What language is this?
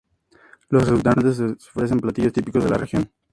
Spanish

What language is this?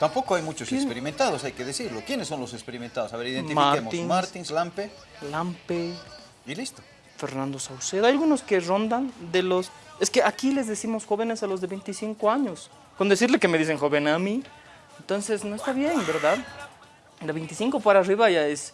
Spanish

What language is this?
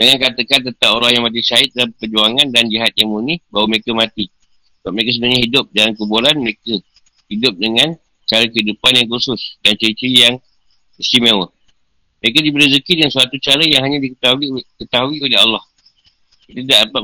Malay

